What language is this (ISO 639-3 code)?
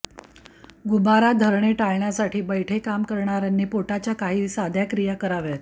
mar